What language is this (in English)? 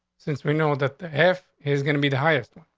English